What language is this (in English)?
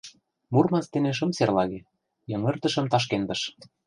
Mari